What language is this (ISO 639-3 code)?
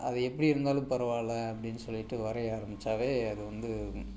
tam